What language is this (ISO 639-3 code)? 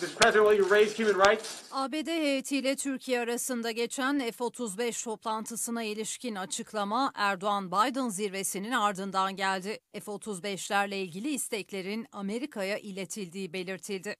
tur